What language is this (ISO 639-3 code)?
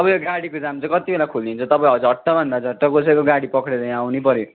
nep